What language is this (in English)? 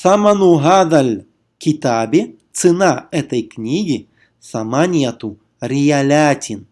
Russian